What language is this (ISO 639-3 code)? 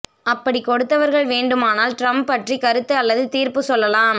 tam